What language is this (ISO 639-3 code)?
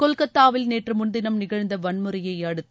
tam